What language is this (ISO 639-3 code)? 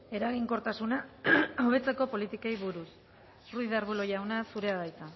eus